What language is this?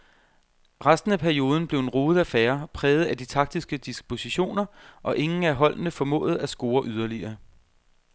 Danish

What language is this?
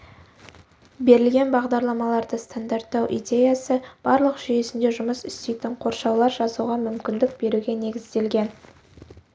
Kazakh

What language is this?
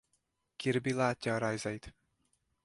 Hungarian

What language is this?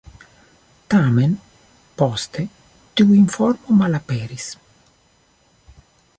Esperanto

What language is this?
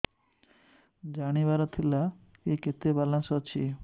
Odia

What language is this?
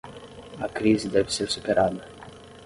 Portuguese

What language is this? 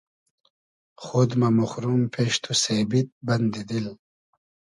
Hazaragi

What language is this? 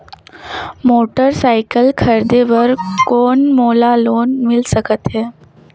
Chhattisgarhi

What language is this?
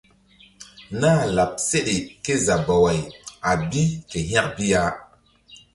Mbum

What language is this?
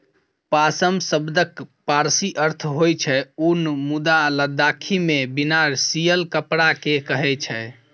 Maithili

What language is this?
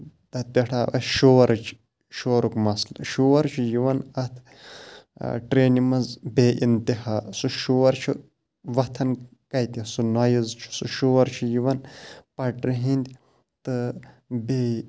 Kashmiri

